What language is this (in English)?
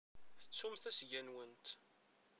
Kabyle